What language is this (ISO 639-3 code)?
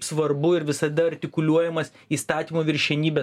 lit